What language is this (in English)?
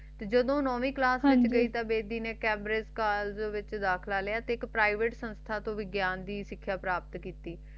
Punjabi